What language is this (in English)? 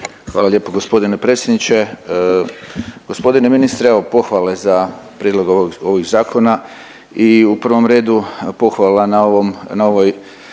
Croatian